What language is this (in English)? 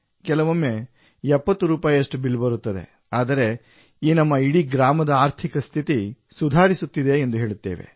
Kannada